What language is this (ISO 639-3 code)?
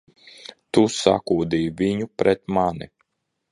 lav